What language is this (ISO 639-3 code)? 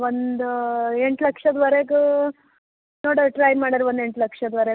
kan